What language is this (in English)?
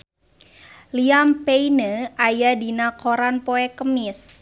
Sundanese